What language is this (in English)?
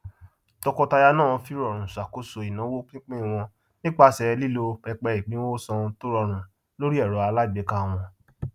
Yoruba